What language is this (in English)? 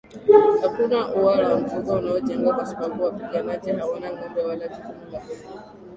Swahili